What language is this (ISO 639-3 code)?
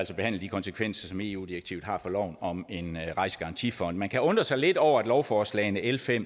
dan